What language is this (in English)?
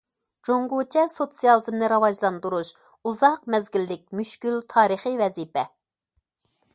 Uyghur